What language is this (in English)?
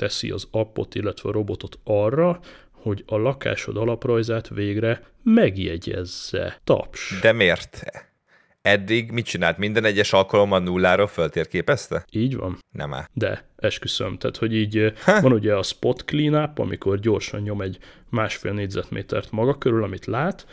Hungarian